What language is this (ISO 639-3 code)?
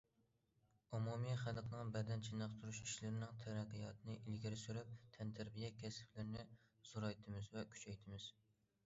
uig